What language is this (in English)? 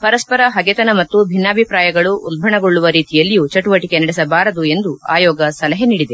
Kannada